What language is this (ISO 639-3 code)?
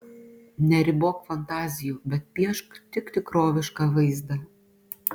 lit